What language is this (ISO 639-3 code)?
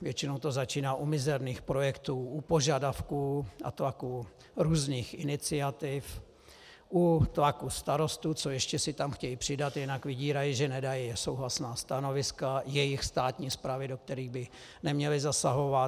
ces